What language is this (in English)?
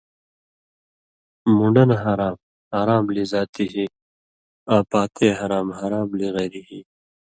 Indus Kohistani